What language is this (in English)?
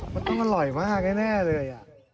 Thai